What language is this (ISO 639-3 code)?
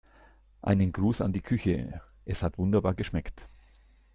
deu